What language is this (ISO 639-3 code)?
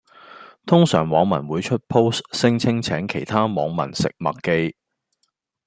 yue